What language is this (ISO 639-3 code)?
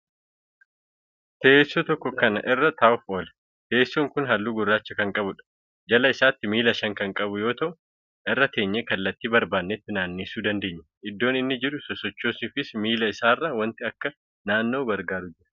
orm